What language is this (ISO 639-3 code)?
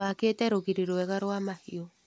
kik